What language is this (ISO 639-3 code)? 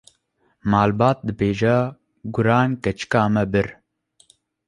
kur